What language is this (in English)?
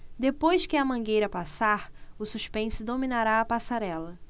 Portuguese